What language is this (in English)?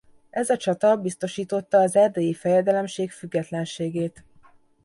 Hungarian